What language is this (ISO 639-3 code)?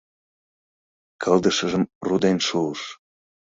chm